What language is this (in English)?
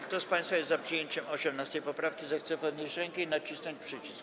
Polish